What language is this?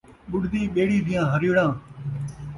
Saraiki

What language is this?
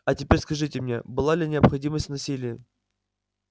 Russian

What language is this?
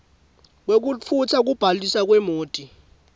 Swati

